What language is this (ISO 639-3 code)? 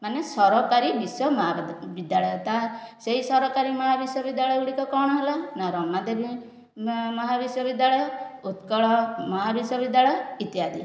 ori